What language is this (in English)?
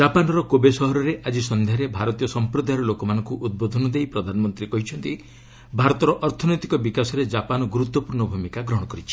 Odia